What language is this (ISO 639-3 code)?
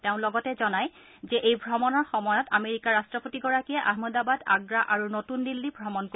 asm